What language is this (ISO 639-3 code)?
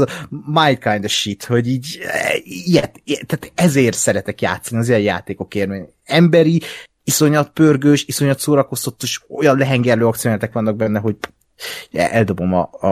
hun